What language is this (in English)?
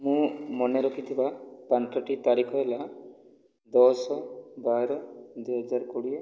Odia